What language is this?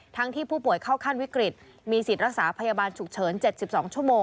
Thai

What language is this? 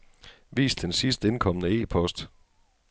Danish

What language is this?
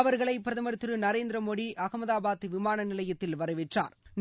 Tamil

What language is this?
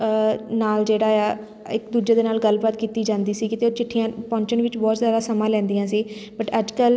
Punjabi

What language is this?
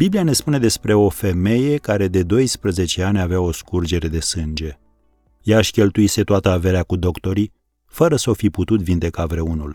Romanian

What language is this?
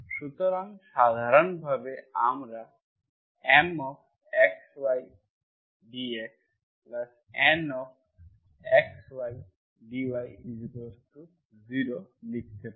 Bangla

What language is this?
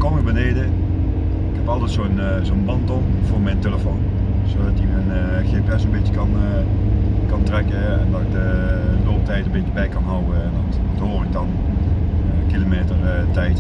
Dutch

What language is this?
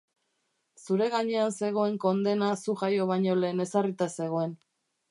Basque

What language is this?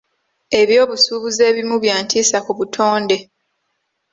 Ganda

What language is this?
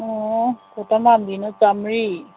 Manipuri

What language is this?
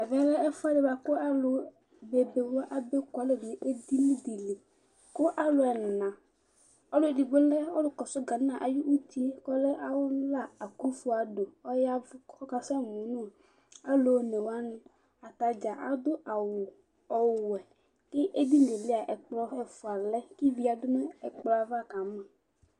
Ikposo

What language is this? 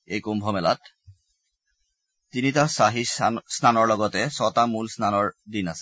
Assamese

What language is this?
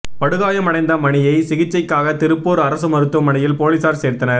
Tamil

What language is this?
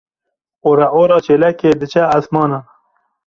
Kurdish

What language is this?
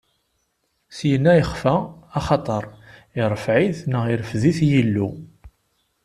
Kabyle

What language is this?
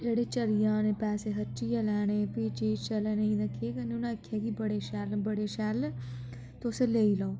Dogri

